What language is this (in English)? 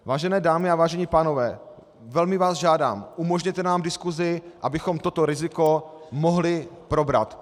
Czech